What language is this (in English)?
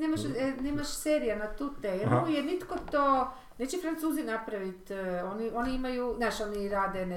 Croatian